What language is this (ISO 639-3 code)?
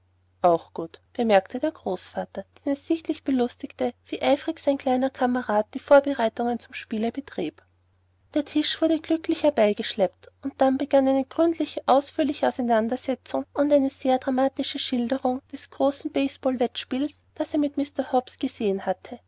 deu